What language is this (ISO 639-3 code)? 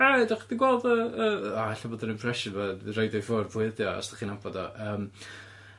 cym